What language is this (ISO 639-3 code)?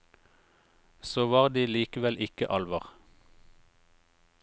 nor